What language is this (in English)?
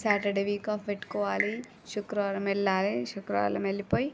Telugu